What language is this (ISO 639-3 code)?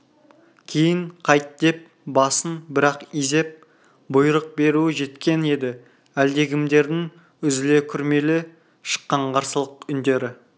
kaz